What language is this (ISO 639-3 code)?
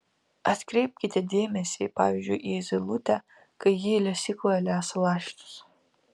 lit